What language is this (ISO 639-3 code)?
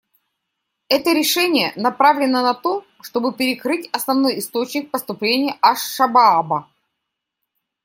rus